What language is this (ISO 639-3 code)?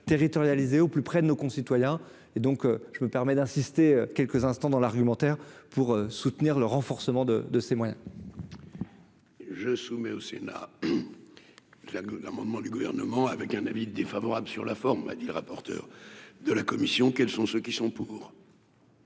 fra